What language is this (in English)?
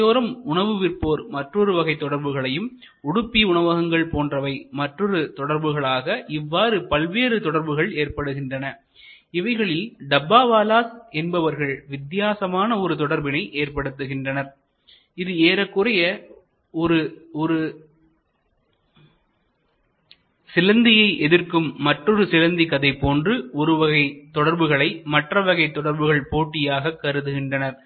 Tamil